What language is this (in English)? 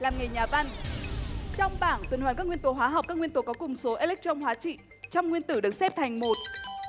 Vietnamese